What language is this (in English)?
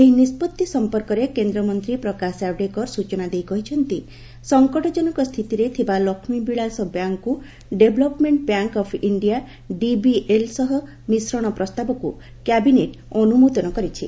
Odia